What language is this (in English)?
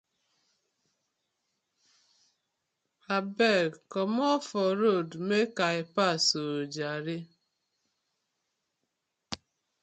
Nigerian Pidgin